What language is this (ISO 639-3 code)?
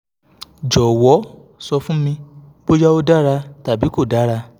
yor